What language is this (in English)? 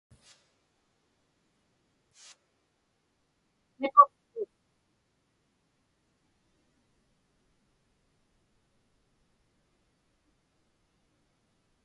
Inupiaq